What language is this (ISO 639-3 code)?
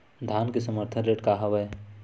hne